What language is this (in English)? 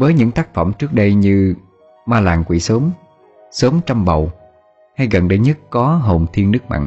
Vietnamese